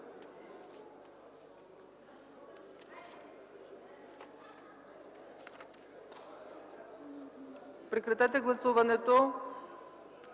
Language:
Bulgarian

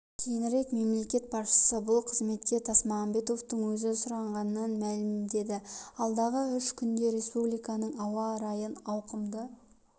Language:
Kazakh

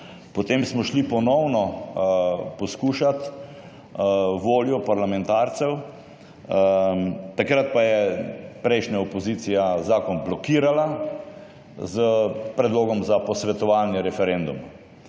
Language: Slovenian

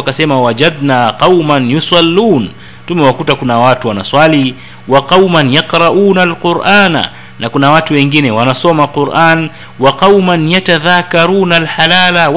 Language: Swahili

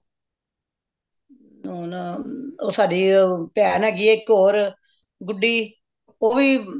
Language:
Punjabi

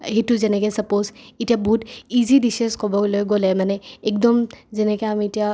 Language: Assamese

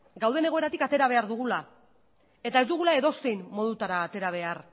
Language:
Basque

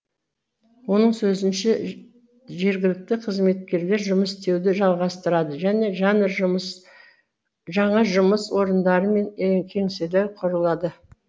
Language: Kazakh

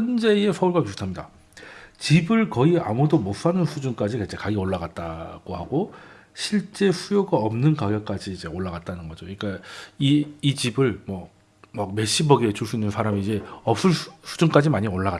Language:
Korean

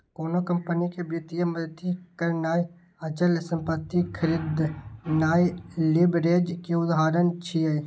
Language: Maithili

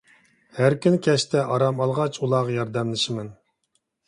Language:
Uyghur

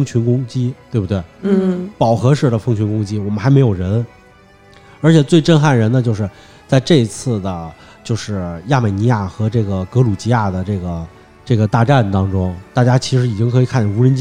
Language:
Chinese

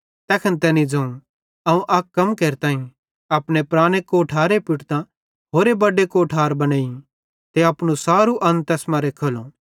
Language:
Bhadrawahi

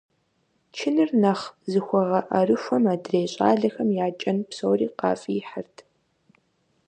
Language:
Kabardian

